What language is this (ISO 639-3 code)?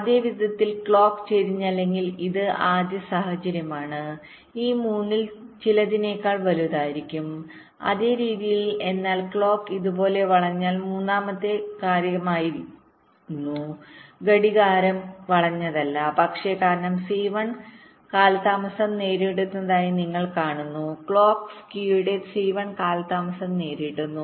mal